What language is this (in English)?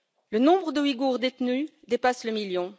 French